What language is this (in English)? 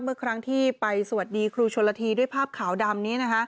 Thai